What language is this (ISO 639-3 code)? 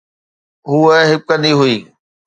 snd